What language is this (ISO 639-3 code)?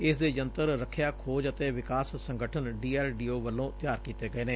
pan